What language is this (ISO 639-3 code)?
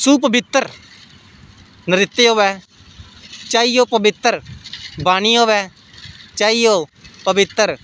doi